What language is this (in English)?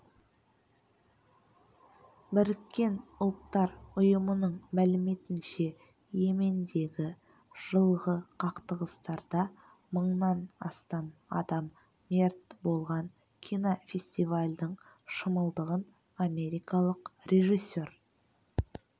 Kazakh